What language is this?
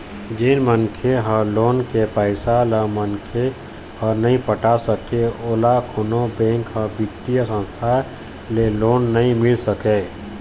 Chhattisgarhi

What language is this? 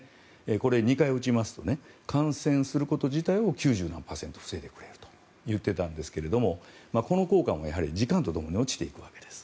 Japanese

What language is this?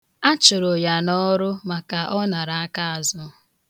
Igbo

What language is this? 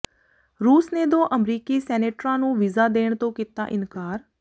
Punjabi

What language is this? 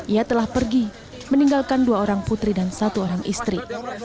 Indonesian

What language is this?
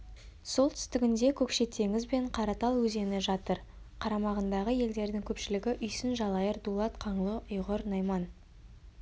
Kazakh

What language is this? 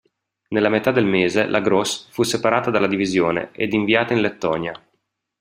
Italian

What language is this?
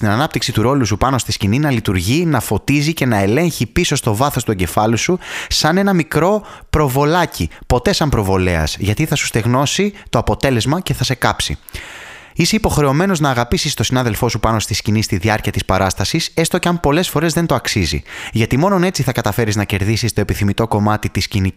Greek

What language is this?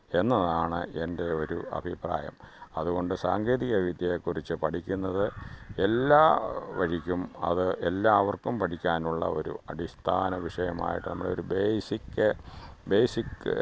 Malayalam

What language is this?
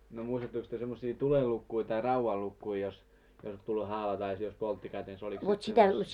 Finnish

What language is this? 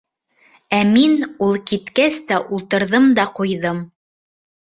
Bashkir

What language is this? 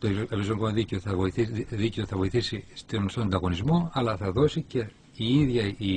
Greek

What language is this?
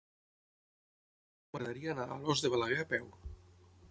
Catalan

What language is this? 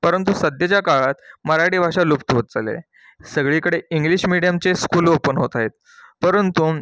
Marathi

